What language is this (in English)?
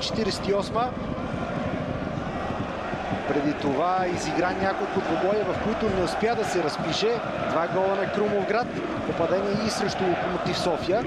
Bulgarian